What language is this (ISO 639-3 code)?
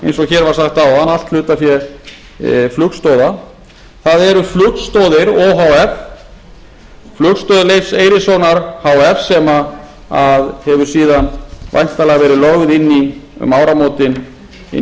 isl